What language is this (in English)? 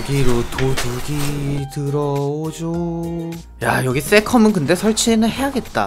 Korean